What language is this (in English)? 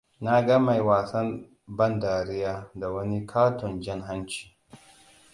Hausa